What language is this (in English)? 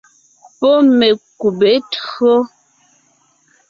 Ngiemboon